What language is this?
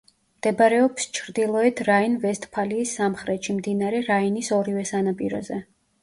Georgian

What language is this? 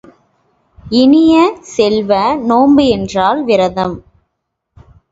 Tamil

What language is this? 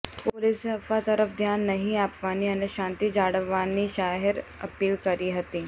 Gujarati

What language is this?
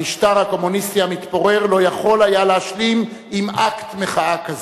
Hebrew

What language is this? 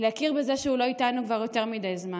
Hebrew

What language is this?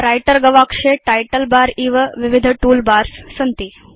Sanskrit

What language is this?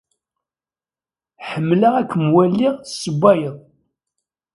Kabyle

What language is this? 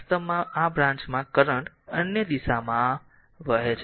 Gujarati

